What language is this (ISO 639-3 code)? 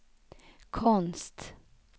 swe